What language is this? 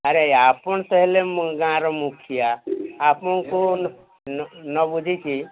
Odia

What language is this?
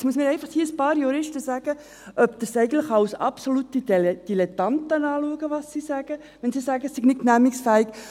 Swiss German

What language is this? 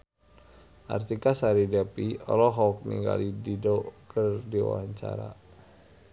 Sundanese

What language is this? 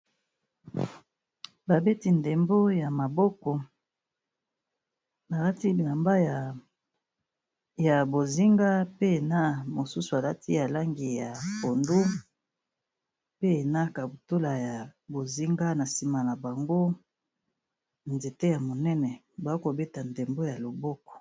Lingala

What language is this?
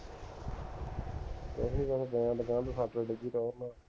Punjabi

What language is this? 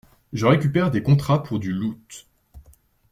French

